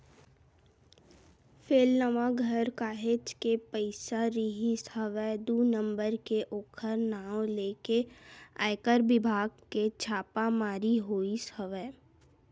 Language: Chhattisgarhi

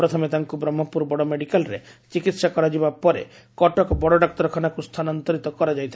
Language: Odia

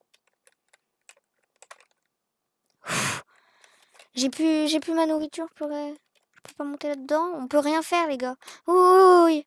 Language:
French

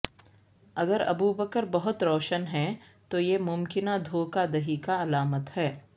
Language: Urdu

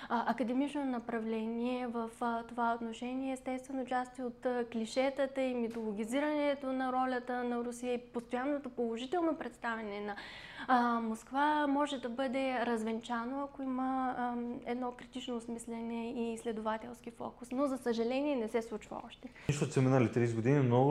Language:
Bulgarian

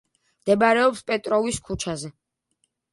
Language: Georgian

